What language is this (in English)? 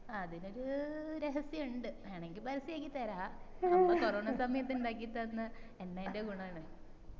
Malayalam